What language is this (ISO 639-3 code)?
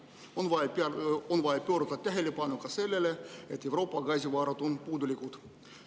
est